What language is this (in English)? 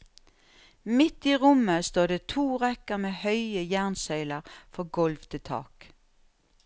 Norwegian